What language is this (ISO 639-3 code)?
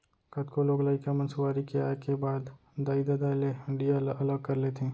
hne